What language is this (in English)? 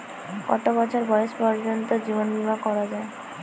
Bangla